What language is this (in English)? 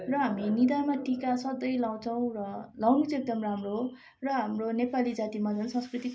Nepali